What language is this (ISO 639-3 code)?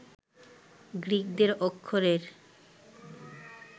ben